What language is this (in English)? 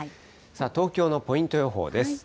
Japanese